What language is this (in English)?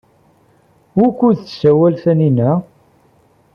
Kabyle